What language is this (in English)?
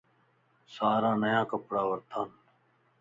Lasi